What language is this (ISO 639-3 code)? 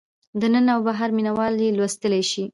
pus